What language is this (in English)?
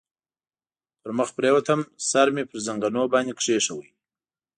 Pashto